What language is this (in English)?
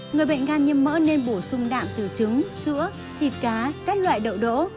Vietnamese